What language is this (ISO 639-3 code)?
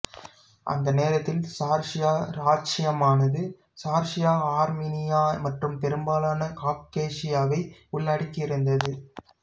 tam